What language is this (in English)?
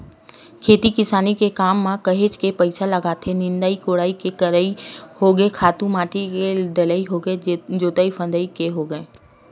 Chhattisgarhi